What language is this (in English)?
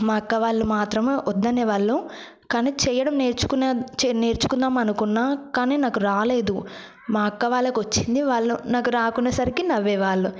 Telugu